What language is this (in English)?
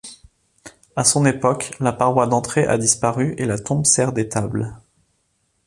French